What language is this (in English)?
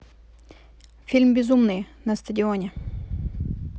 Russian